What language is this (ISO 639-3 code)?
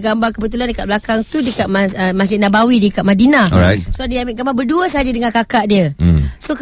msa